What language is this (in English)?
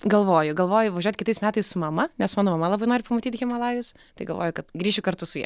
Lithuanian